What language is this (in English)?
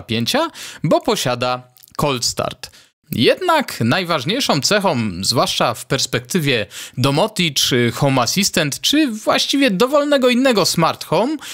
Polish